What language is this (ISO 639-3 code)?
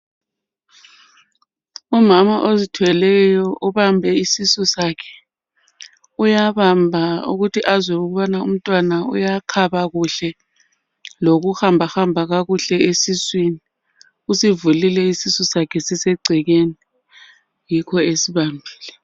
nde